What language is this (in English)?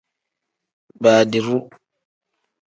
Tem